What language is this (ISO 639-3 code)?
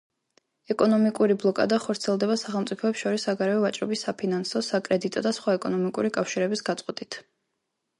kat